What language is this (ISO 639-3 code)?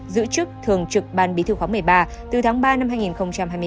vie